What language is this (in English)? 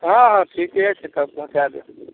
Maithili